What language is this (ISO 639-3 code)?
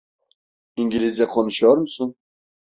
tur